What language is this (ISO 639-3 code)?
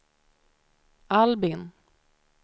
swe